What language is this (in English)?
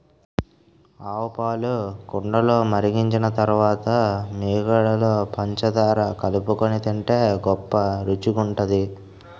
Telugu